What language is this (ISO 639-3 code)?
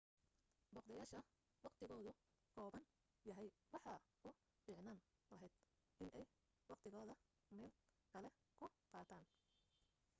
som